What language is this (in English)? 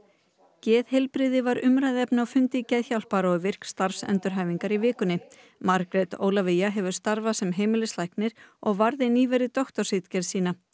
Icelandic